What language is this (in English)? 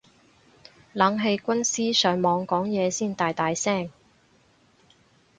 Cantonese